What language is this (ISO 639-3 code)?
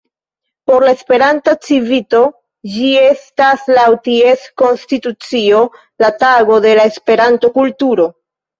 epo